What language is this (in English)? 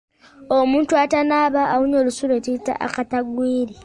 Ganda